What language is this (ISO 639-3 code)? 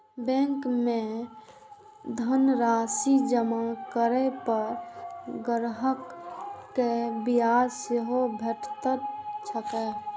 mai